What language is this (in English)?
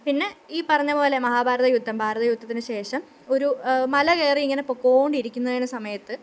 Malayalam